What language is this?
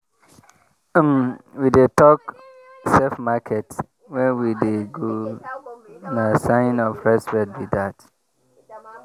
Nigerian Pidgin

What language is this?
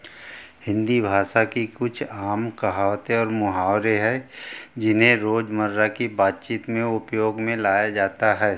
Hindi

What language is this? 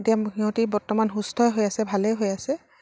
Assamese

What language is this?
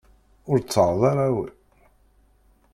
Kabyle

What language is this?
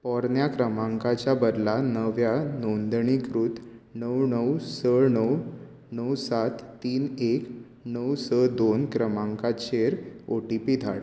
Konkani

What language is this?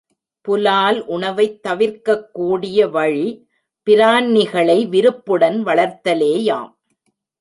Tamil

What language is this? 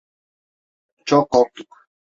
Turkish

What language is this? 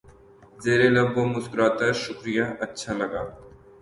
Urdu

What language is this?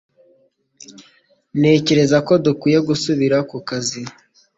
Kinyarwanda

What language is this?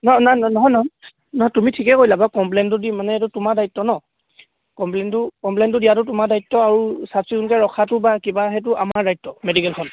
Assamese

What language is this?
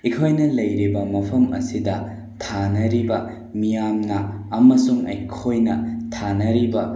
Manipuri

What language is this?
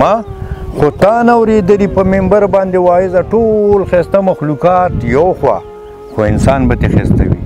Romanian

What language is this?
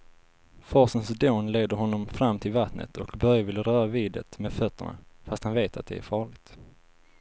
Swedish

